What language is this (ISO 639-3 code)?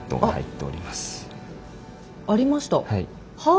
jpn